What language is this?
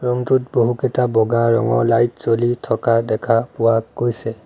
Assamese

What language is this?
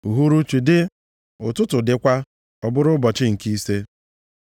Igbo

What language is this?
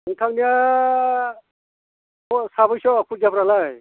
Bodo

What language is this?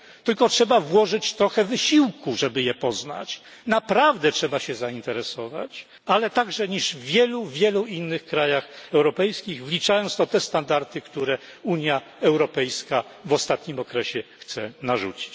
Polish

